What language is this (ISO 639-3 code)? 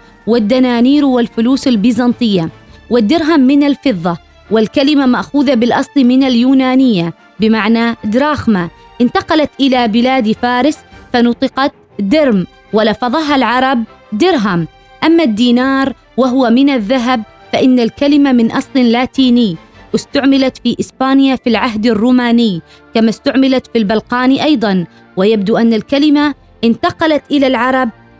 ara